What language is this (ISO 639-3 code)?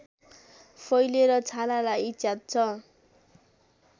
nep